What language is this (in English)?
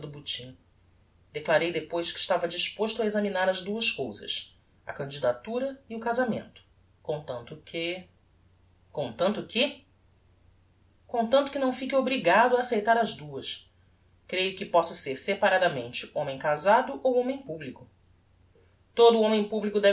Portuguese